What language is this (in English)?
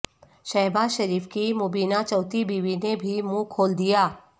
Urdu